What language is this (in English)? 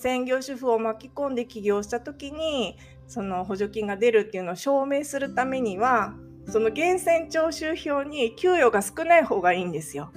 Japanese